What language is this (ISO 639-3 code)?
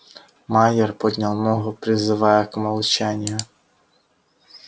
rus